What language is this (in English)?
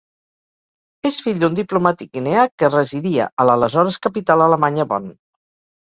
Catalan